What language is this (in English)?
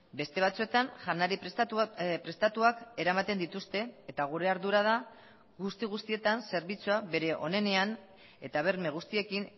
Basque